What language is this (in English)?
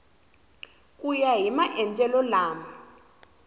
Tsonga